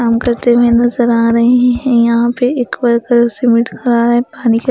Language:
Hindi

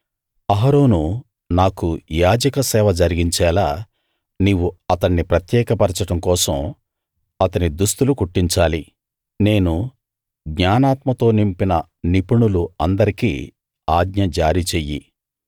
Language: Telugu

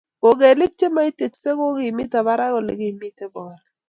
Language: Kalenjin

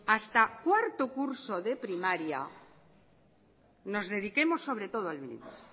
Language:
Spanish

